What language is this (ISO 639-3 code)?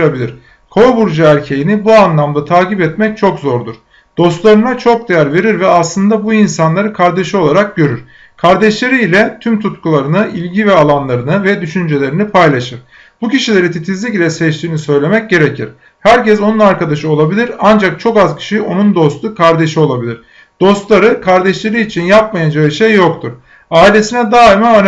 tur